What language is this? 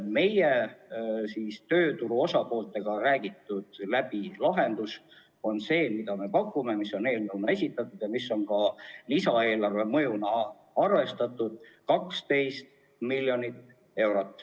Estonian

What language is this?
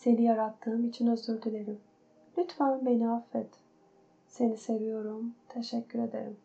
Turkish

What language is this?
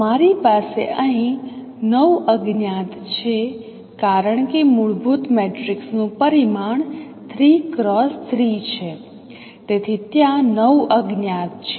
Gujarati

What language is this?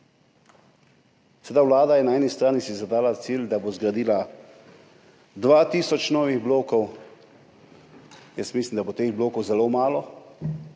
Slovenian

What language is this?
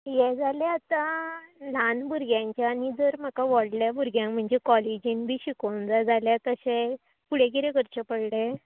Konkani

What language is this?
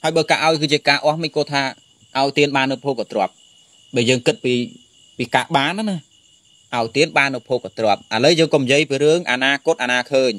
Vietnamese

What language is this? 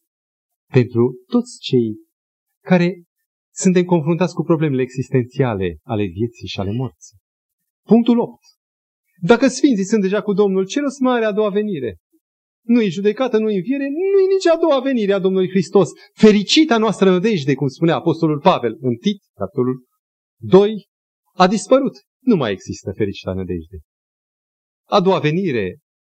Romanian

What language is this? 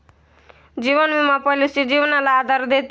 Marathi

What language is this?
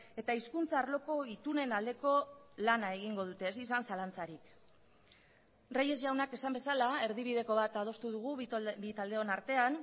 Basque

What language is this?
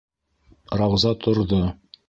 Bashkir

